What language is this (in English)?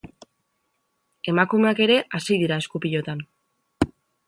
Basque